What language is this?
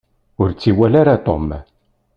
Kabyle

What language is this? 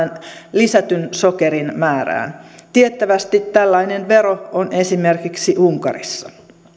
Finnish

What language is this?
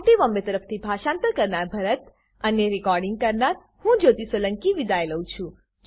Gujarati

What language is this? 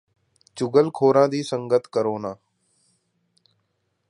Punjabi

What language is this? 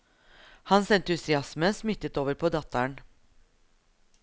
Norwegian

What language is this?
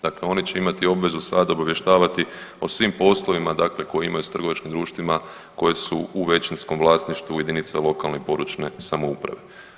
Croatian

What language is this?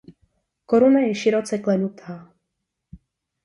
Czech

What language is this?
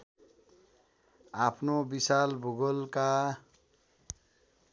Nepali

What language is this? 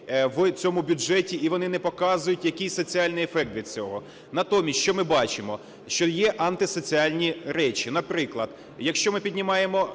Ukrainian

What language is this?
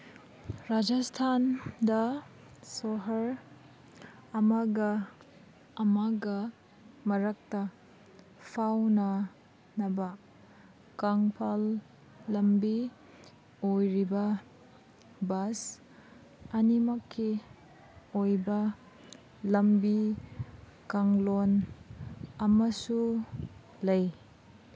Manipuri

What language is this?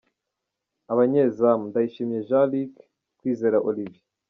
Kinyarwanda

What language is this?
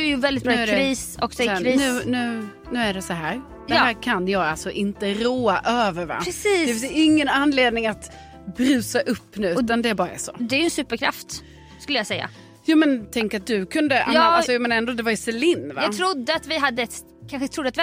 Swedish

